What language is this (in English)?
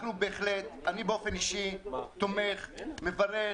Hebrew